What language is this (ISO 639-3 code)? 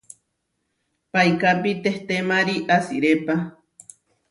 var